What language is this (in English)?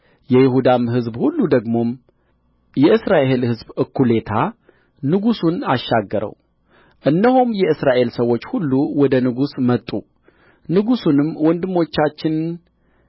Amharic